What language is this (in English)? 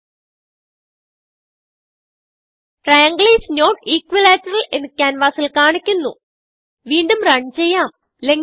Malayalam